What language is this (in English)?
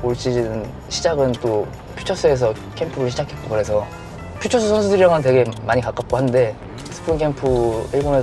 Korean